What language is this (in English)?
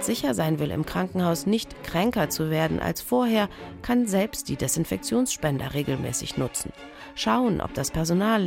German